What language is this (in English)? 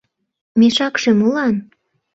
Mari